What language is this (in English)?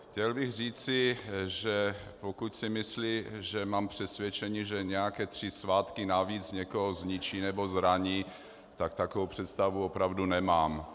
Czech